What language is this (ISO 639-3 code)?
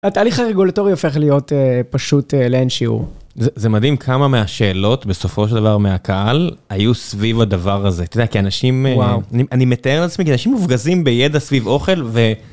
heb